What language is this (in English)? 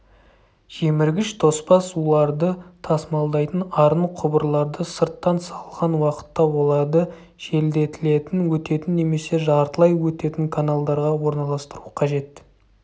Kazakh